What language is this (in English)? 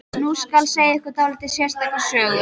Icelandic